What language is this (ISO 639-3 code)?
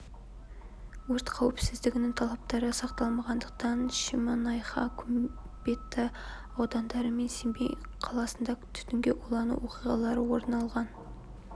kaz